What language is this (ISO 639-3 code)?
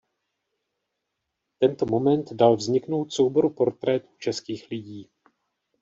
ces